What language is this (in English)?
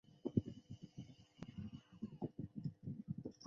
Chinese